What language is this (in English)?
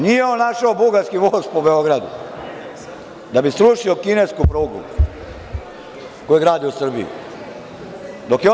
Serbian